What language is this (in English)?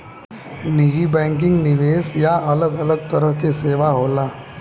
Bhojpuri